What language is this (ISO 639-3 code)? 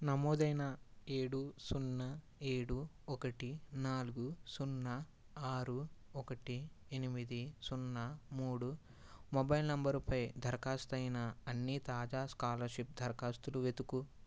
tel